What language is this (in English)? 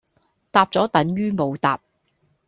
Cantonese